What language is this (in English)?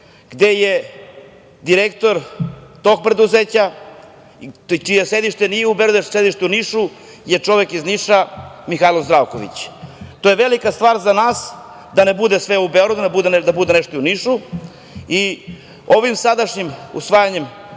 Serbian